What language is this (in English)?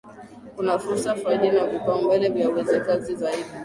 Swahili